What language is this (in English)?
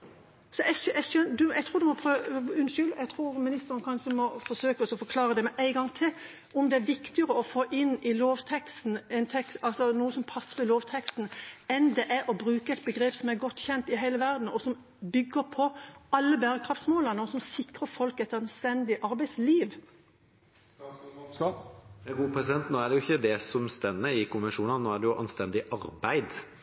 Norwegian Bokmål